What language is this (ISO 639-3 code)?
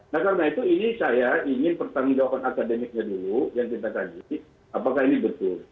ind